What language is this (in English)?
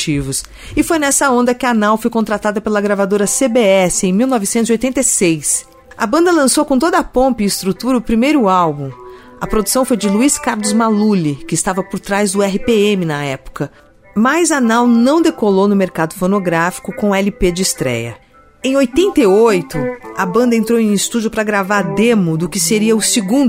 Portuguese